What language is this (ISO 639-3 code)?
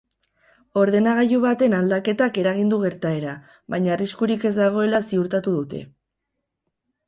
eus